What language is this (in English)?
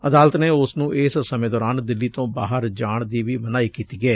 Punjabi